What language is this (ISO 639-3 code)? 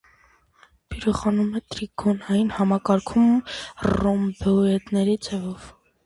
hye